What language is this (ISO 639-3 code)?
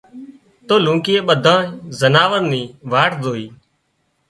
kxp